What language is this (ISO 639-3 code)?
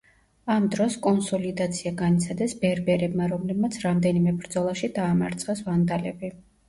kat